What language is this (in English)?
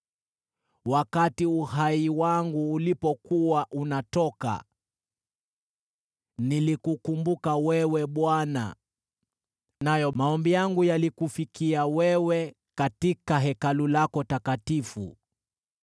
Swahili